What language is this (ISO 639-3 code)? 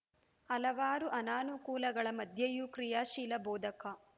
kan